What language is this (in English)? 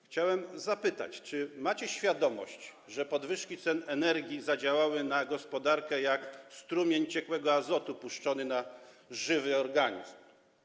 Polish